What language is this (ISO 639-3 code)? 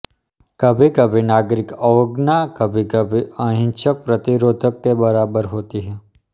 hin